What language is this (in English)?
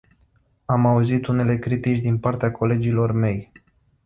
Romanian